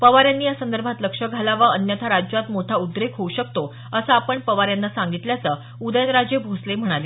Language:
Marathi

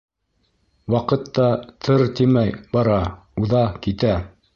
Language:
Bashkir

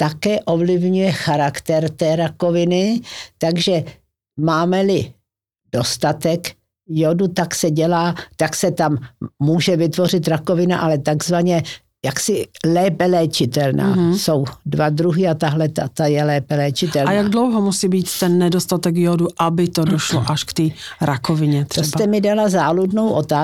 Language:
Czech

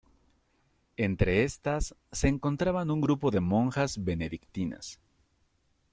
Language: Spanish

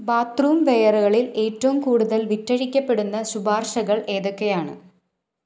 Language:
Malayalam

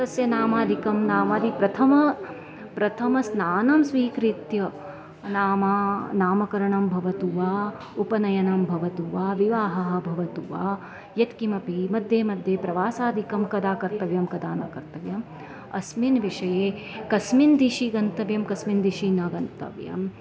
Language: Sanskrit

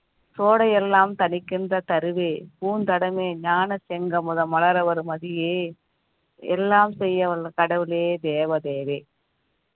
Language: Tamil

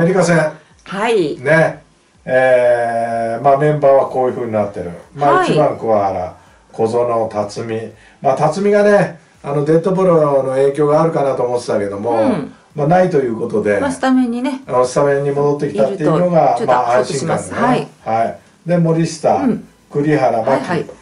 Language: Japanese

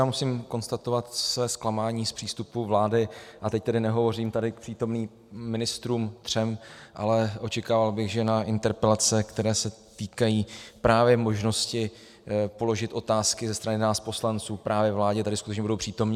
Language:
Czech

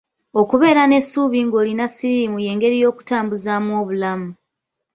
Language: Ganda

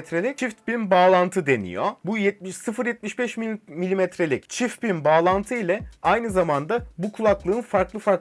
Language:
Turkish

